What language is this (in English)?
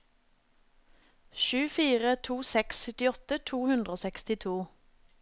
Norwegian